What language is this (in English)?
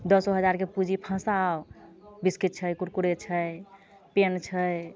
Maithili